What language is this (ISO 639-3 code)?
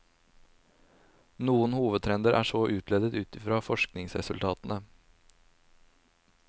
nor